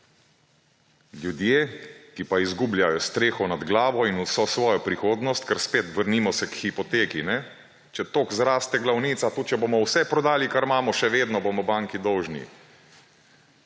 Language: Slovenian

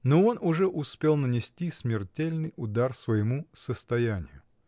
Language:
Russian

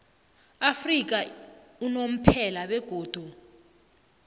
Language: South Ndebele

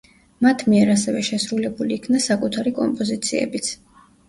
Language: Georgian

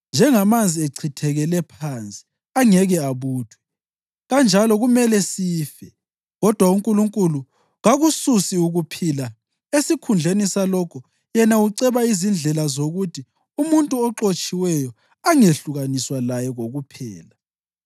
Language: North Ndebele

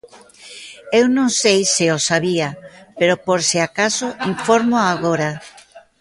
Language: Galician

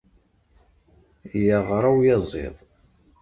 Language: Kabyle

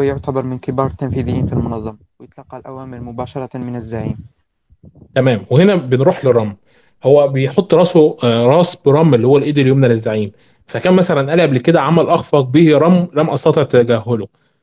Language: Arabic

